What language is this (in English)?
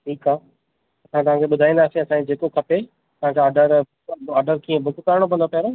Sindhi